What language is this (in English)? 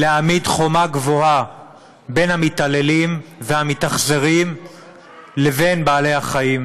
Hebrew